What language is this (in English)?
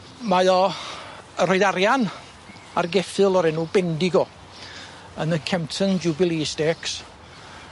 Welsh